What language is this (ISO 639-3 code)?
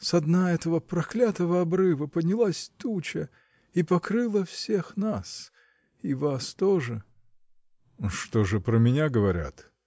rus